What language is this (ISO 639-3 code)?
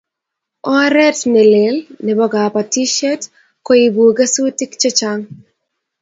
kln